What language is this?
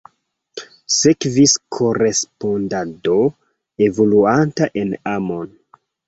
Esperanto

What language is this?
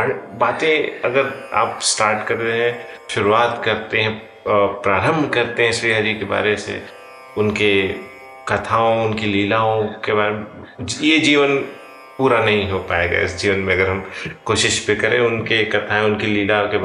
Hindi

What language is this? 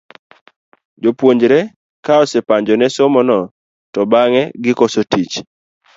Luo (Kenya and Tanzania)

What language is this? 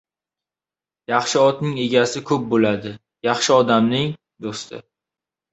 Uzbek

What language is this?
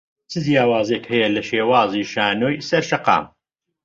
Central Kurdish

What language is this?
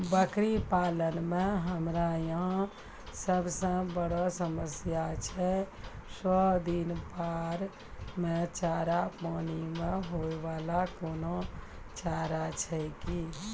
Maithili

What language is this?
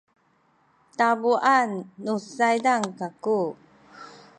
Sakizaya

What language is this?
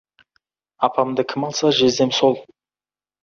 Kazakh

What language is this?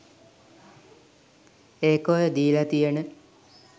Sinhala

